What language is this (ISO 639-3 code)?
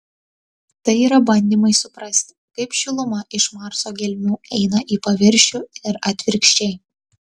lit